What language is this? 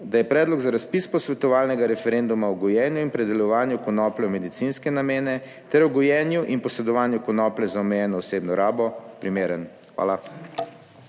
Slovenian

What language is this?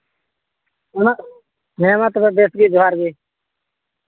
Santali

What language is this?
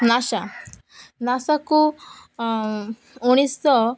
Odia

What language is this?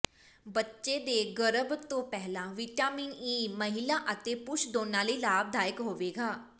Punjabi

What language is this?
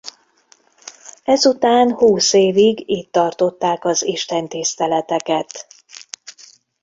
Hungarian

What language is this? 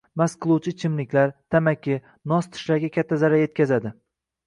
Uzbek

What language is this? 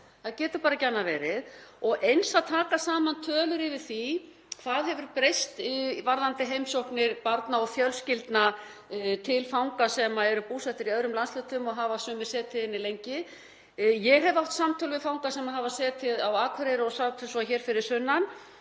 Icelandic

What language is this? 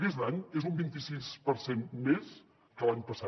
Catalan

